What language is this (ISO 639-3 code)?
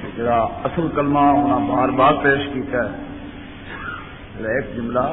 urd